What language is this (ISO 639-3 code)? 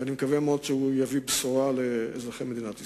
heb